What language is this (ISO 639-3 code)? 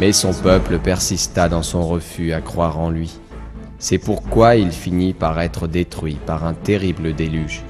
fra